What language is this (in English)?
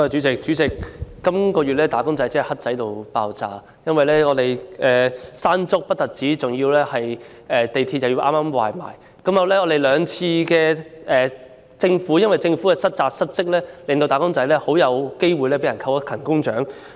Cantonese